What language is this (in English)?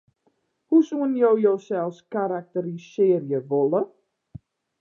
Western Frisian